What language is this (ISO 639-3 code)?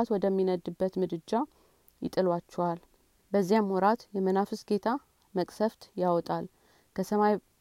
amh